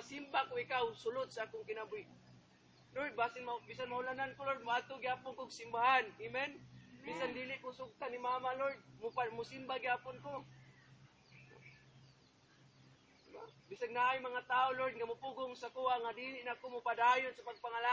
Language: Filipino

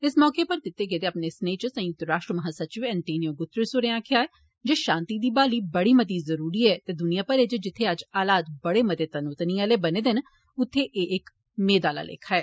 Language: Dogri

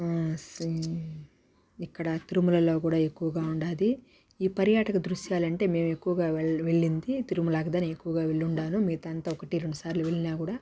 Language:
Telugu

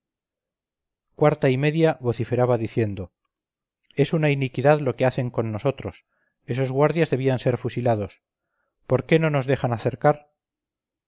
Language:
Spanish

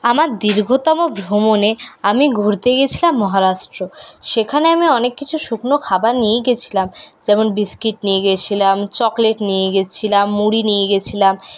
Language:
Bangla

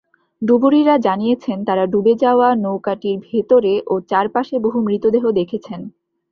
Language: Bangla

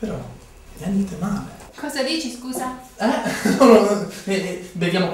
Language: Italian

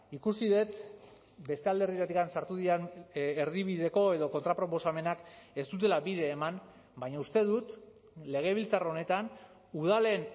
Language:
Basque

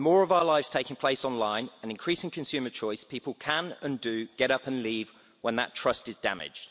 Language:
English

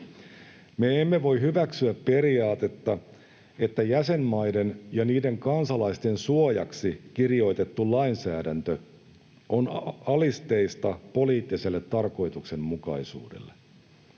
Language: Finnish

